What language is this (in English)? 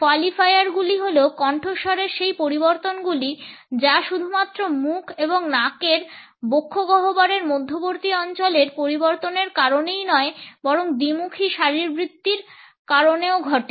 Bangla